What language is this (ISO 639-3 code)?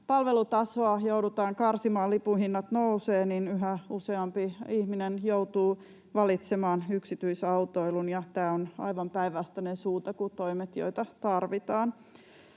fin